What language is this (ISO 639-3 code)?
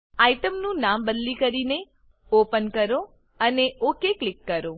guj